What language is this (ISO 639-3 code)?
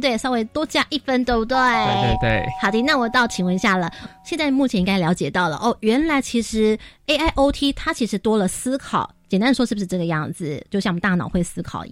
zho